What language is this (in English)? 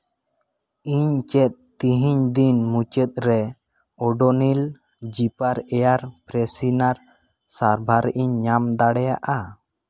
Santali